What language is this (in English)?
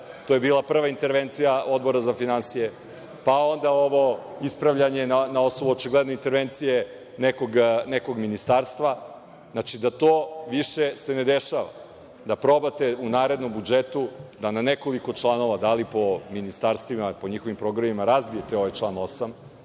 Serbian